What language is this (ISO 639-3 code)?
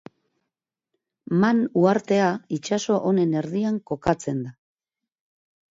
eus